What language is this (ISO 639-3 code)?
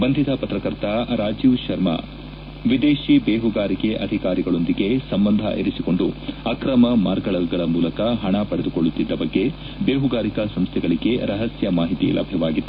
kan